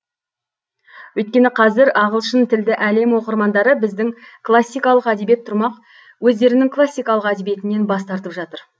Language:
Kazakh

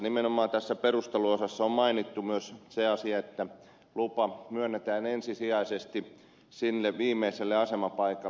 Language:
Finnish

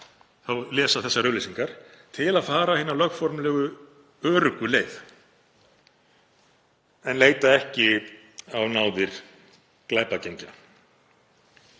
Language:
Icelandic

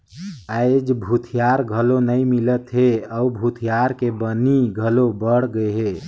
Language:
Chhattisgarhi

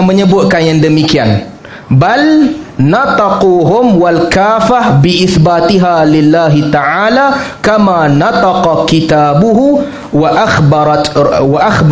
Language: Malay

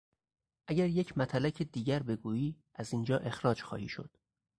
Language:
Persian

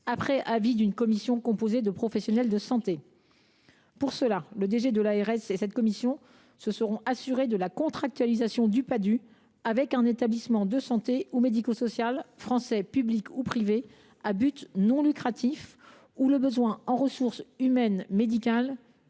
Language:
French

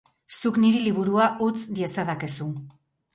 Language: Basque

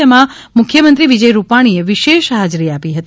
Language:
Gujarati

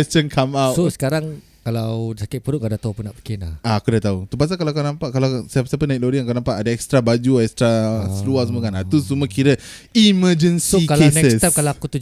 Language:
Malay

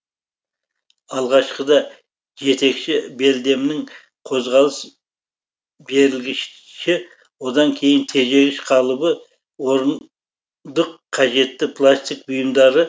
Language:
Kazakh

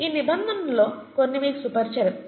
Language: Telugu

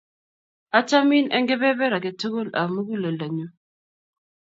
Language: Kalenjin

